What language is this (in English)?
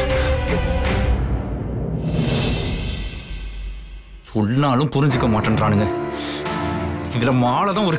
Tamil